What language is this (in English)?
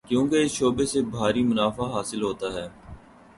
Urdu